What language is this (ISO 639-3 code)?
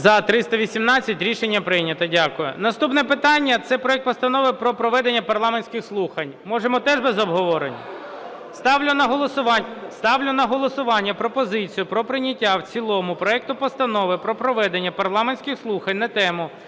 ukr